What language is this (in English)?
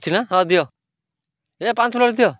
Odia